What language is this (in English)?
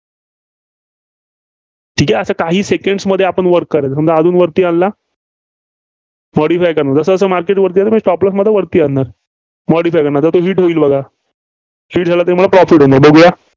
Marathi